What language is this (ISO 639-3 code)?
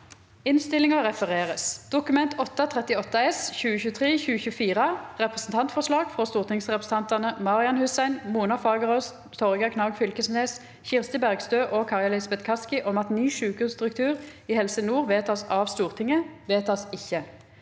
nor